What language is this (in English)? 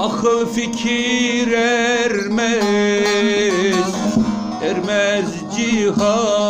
Turkish